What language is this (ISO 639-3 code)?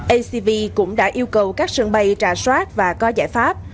vie